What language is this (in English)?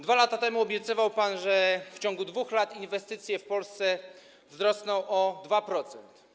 Polish